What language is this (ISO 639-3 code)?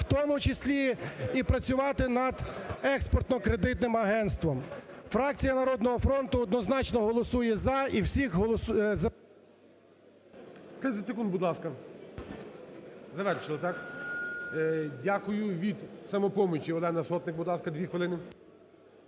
ukr